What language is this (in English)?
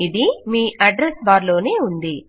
Telugu